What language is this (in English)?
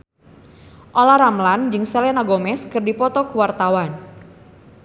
Sundanese